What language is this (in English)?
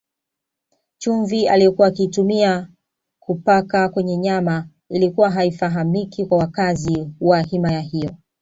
Swahili